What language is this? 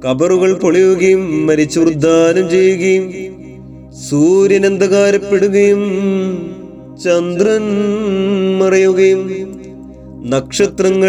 Malayalam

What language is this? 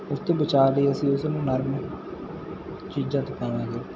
Punjabi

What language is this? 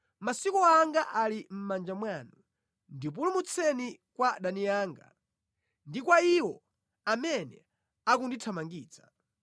Nyanja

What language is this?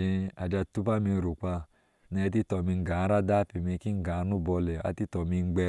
Ashe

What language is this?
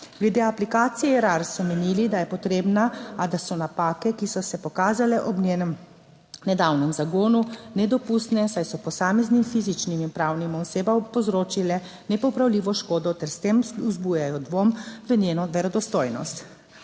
Slovenian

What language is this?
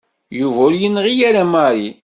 Kabyle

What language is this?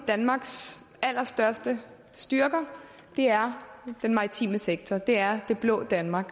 Danish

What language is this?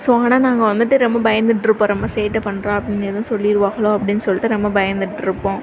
Tamil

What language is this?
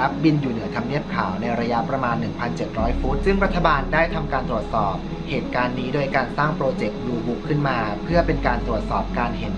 Thai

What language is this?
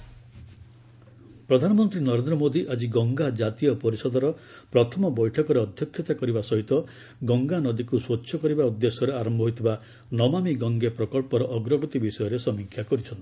Odia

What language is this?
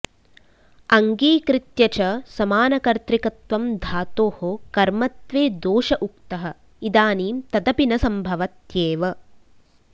Sanskrit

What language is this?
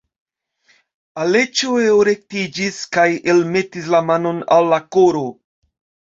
Esperanto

